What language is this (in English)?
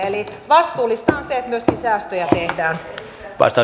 Finnish